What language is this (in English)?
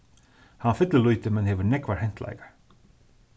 Faroese